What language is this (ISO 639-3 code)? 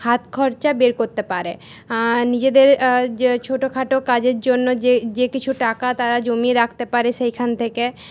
ben